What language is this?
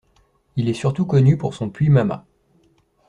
French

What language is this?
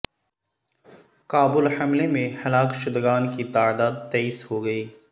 Urdu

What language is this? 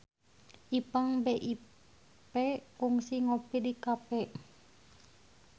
Sundanese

